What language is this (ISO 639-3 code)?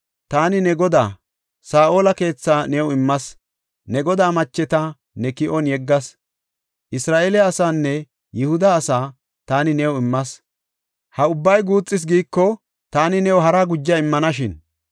gof